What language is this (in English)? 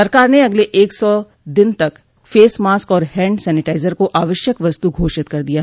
Hindi